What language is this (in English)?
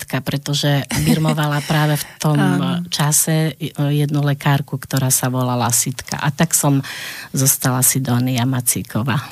Slovak